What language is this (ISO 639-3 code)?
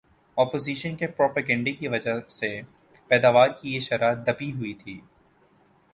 urd